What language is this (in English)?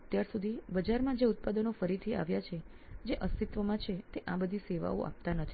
Gujarati